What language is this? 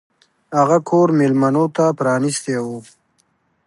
Pashto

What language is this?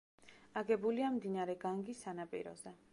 Georgian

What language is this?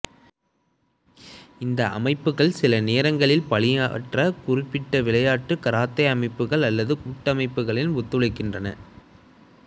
Tamil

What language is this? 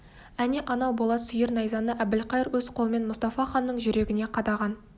Kazakh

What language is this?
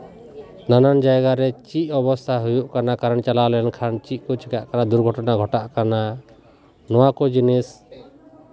Santali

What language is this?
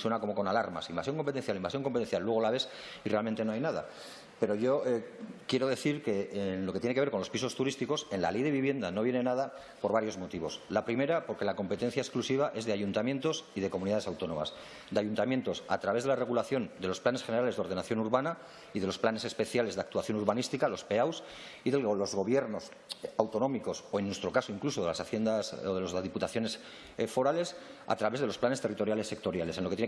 Spanish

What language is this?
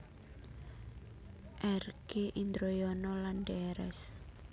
Javanese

